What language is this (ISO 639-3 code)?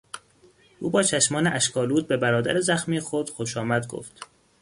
fas